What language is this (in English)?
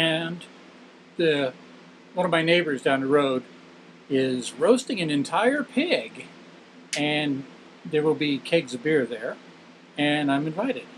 English